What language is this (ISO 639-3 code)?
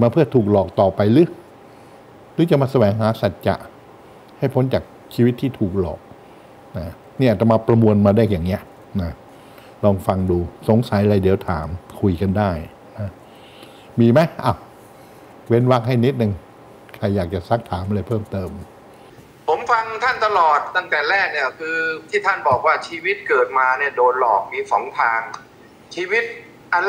tha